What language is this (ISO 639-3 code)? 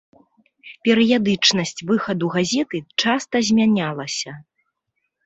bel